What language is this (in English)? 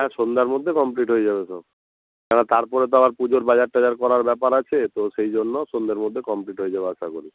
Bangla